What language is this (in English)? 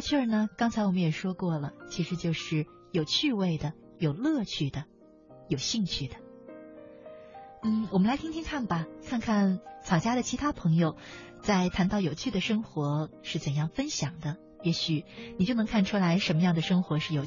Chinese